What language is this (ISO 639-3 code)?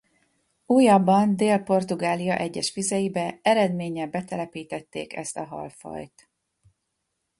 hun